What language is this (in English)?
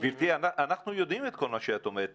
Hebrew